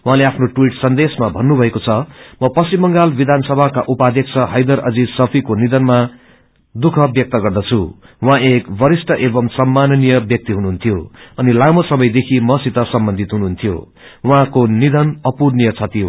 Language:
Nepali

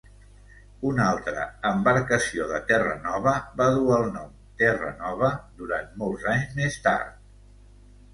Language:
Catalan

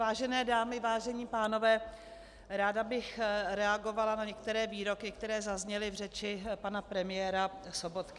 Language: Czech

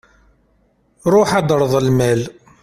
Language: Kabyle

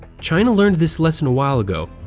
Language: English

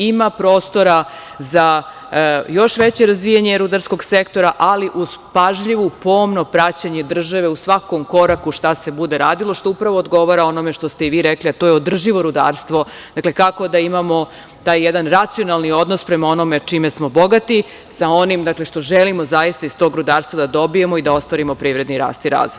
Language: Serbian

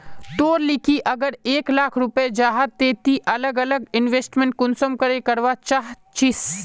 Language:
Magahi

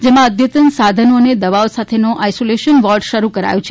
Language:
Gujarati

